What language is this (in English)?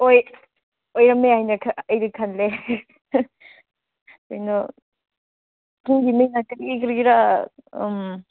Manipuri